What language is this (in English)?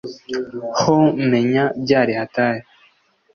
Kinyarwanda